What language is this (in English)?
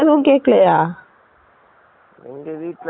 Tamil